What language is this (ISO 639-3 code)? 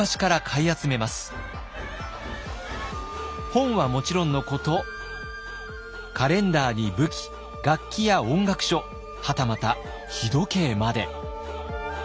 jpn